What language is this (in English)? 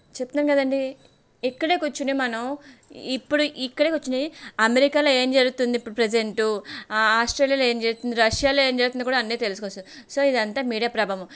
Telugu